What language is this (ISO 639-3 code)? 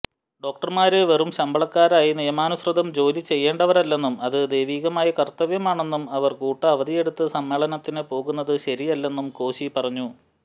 mal